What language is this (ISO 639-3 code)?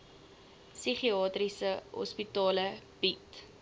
afr